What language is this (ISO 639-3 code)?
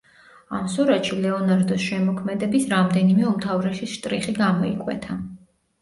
kat